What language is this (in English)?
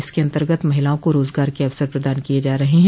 Hindi